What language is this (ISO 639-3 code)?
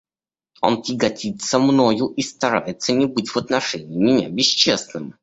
rus